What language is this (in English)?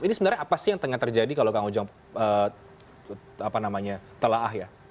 Indonesian